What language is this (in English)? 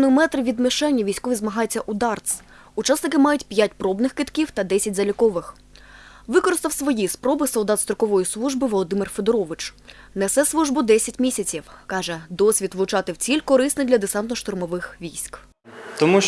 Ukrainian